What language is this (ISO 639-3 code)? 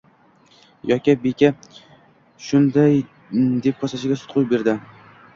uzb